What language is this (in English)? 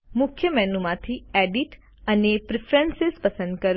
Gujarati